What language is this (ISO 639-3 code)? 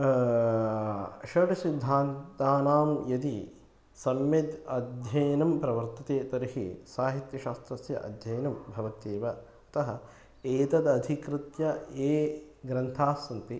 san